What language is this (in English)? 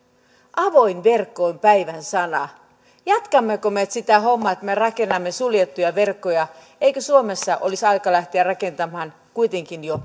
Finnish